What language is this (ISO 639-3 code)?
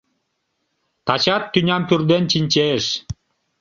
chm